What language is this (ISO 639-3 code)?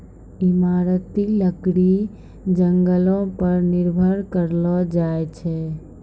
mai